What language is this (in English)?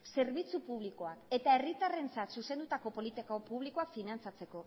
Basque